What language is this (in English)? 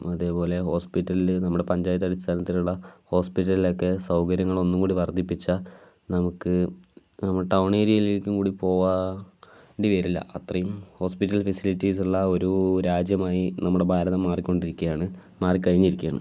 Malayalam